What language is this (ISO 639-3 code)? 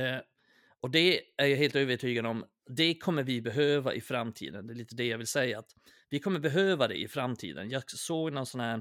swe